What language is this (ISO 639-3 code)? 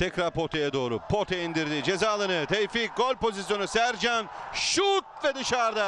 tur